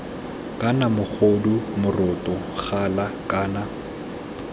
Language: Tswana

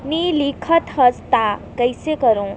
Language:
Chhattisgarhi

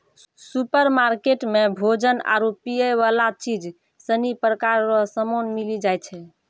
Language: Maithili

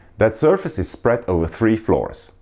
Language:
English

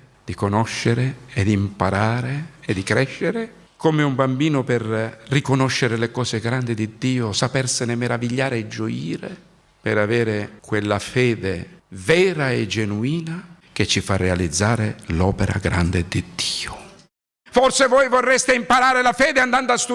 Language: Italian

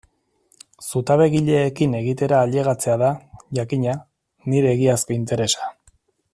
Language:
Basque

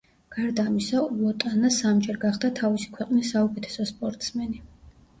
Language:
Georgian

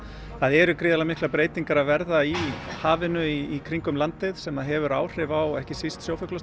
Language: Icelandic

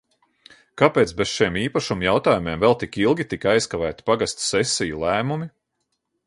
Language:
Latvian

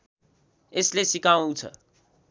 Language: Nepali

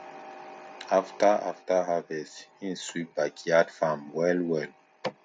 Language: Nigerian Pidgin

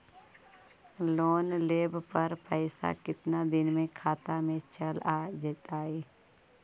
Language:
Magahi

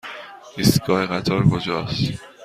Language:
Persian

